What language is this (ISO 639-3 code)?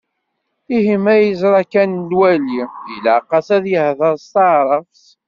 kab